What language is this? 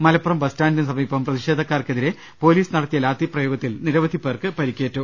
Malayalam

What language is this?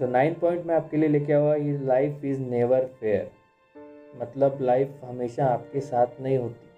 Hindi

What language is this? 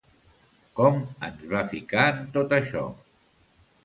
Catalan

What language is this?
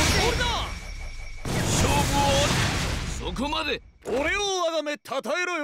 Japanese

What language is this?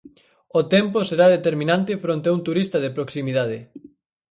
Galician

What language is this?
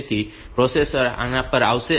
Gujarati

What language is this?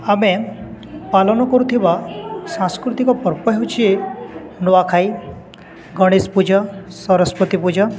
Odia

